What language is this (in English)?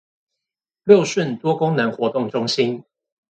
Chinese